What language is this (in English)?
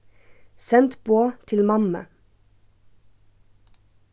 Faroese